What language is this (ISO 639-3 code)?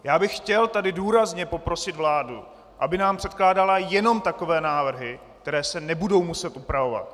ces